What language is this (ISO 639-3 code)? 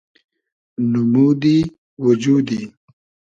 haz